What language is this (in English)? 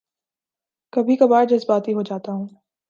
Urdu